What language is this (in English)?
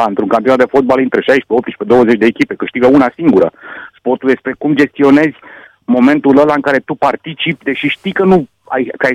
Romanian